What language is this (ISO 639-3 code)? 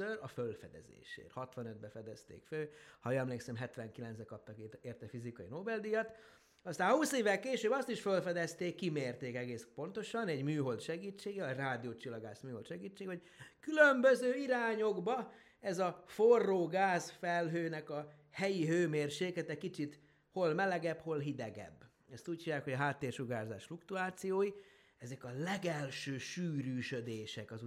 hun